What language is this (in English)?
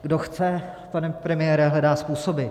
Czech